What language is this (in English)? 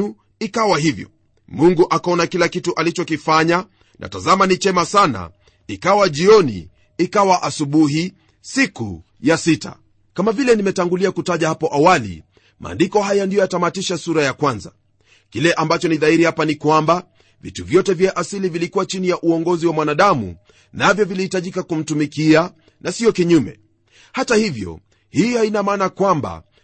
Swahili